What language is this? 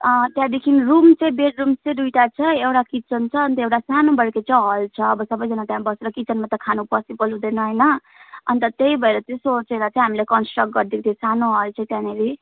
Nepali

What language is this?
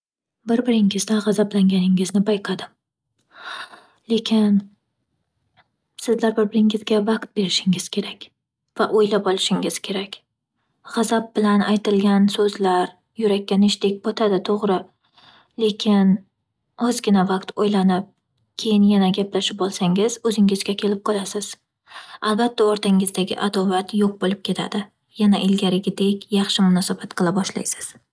Uzbek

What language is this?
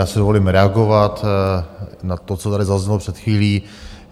Czech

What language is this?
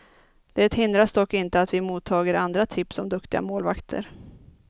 Swedish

